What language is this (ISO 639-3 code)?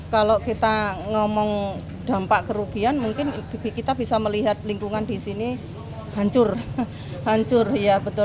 ind